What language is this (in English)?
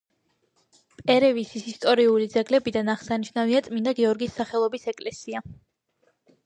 Georgian